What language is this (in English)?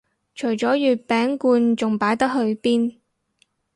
Cantonese